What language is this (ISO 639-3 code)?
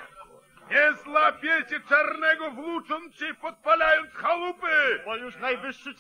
pol